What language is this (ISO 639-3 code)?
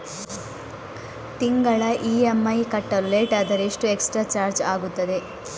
kan